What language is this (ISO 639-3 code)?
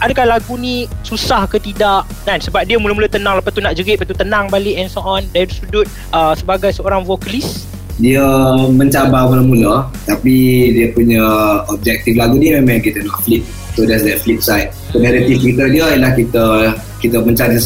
msa